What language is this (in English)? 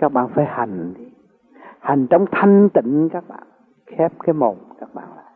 Vietnamese